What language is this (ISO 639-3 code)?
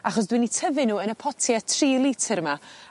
cym